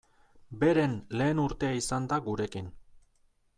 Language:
Basque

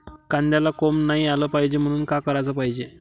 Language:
Marathi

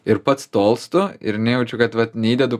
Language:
Lithuanian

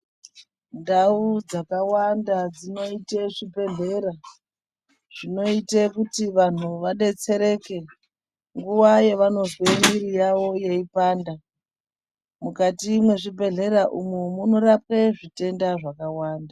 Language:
Ndau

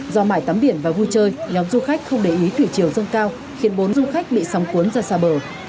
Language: Vietnamese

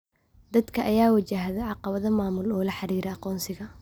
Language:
Somali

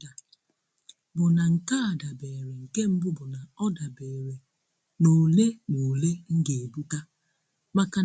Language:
Igbo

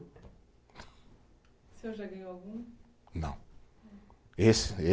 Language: Portuguese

